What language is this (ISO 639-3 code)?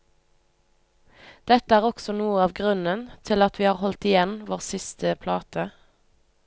nor